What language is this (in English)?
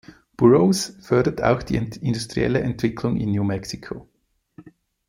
German